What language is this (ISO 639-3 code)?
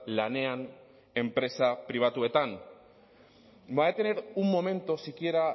spa